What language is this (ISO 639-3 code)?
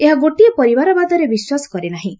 ori